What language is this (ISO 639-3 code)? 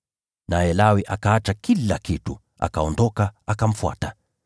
swa